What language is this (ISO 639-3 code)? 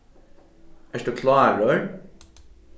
fao